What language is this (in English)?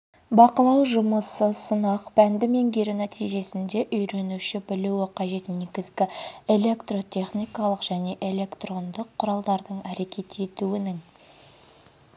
Kazakh